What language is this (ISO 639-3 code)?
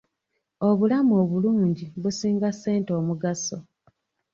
lug